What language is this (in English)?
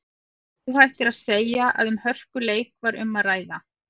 Icelandic